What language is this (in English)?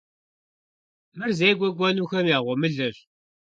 Kabardian